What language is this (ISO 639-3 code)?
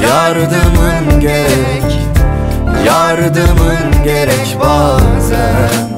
tur